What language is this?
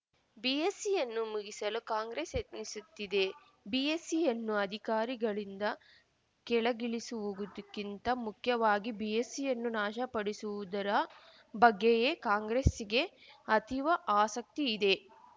Kannada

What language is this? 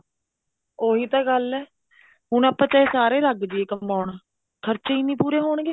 Punjabi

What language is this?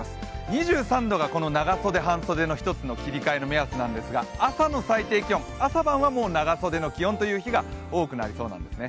Japanese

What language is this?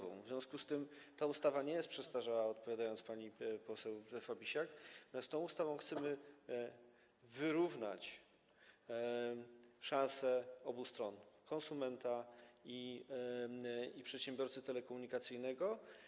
Polish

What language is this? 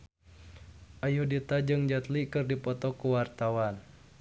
Sundanese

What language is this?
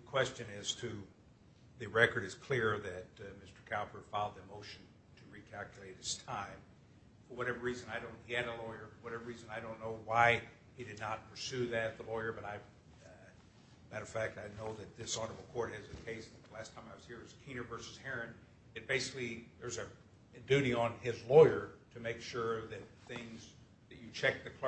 English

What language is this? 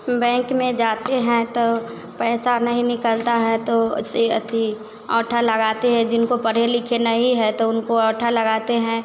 Hindi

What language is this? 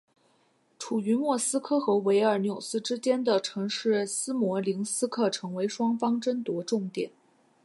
Chinese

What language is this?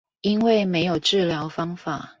Chinese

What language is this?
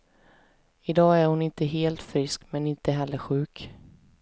Swedish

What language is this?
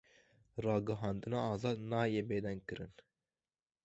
Kurdish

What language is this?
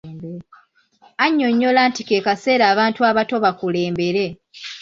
Ganda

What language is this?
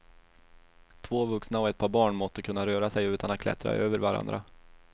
Swedish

